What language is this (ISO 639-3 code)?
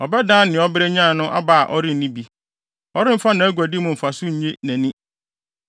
aka